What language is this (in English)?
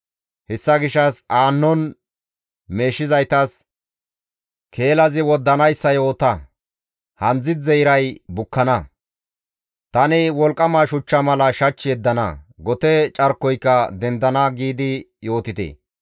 Gamo